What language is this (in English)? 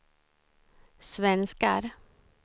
Swedish